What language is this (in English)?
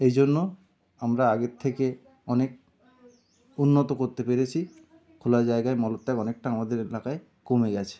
Bangla